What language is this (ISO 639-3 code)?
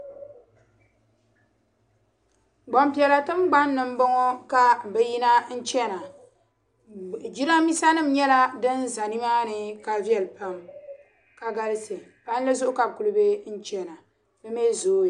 dag